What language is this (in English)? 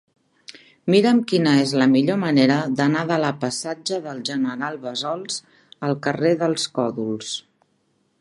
Catalan